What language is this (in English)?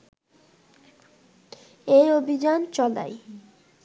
Bangla